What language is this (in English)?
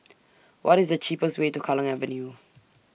English